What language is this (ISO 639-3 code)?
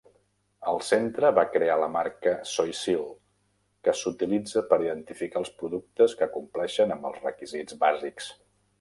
cat